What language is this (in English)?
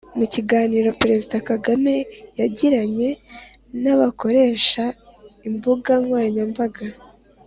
Kinyarwanda